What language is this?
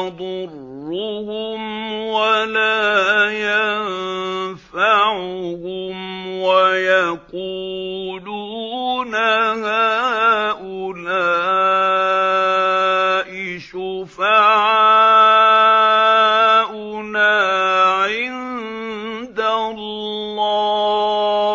Arabic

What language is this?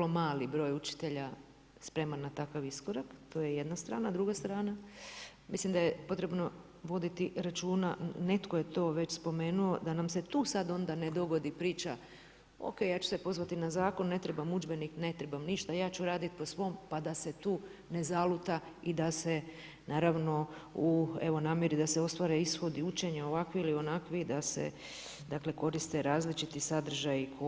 Croatian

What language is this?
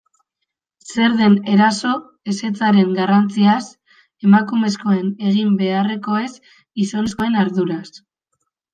Basque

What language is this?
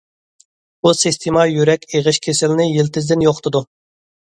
Uyghur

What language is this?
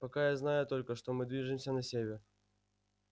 Russian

